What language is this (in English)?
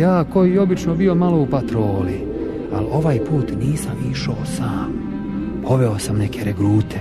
Croatian